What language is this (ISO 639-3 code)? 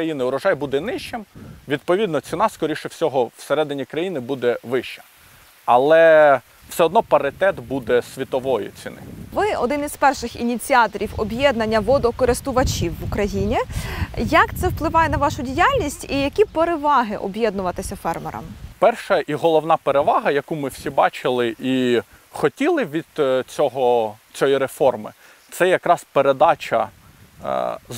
ukr